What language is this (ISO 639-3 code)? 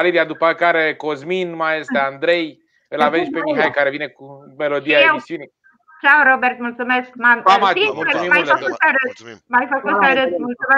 ron